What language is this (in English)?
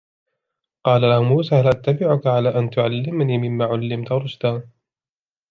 Arabic